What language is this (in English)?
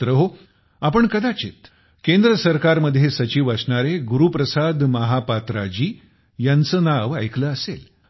Marathi